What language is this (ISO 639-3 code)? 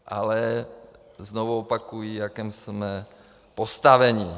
ces